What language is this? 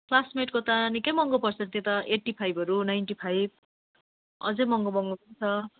Nepali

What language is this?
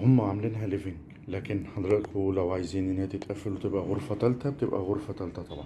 Arabic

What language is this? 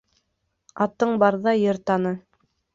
Bashkir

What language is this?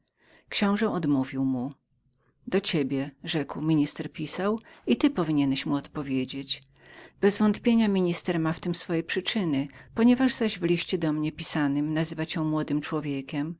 Polish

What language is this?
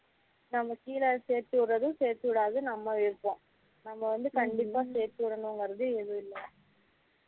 Tamil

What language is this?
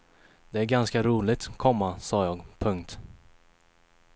Swedish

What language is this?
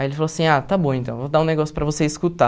Portuguese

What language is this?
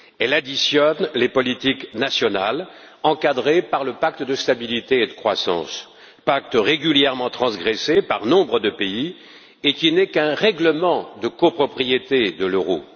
French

